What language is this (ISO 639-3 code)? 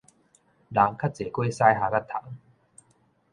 nan